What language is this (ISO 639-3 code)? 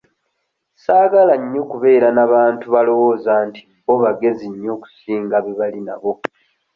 lug